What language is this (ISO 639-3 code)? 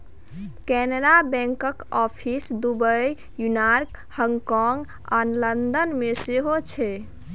mai